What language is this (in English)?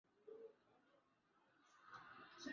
Swahili